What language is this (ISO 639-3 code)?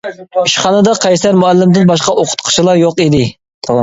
uig